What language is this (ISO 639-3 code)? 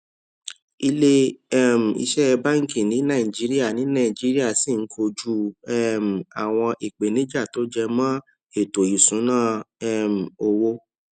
yor